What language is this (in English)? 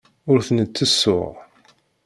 Kabyle